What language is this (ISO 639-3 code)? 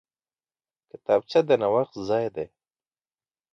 pus